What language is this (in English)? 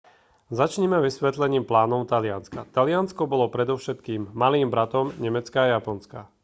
Slovak